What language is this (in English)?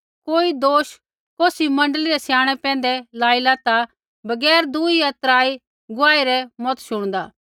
Kullu Pahari